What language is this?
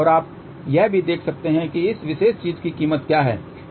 Hindi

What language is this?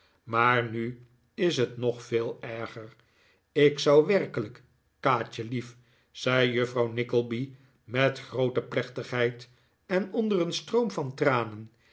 Dutch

